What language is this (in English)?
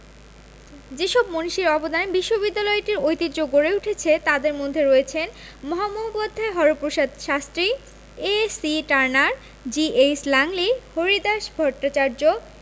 Bangla